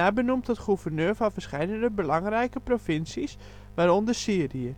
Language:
Dutch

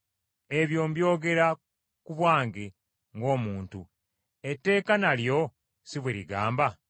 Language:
Ganda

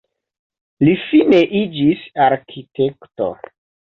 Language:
Esperanto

